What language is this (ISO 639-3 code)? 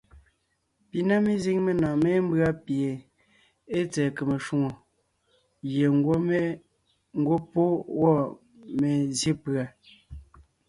nnh